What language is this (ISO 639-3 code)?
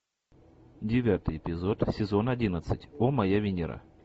rus